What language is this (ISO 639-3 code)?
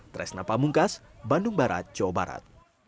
ind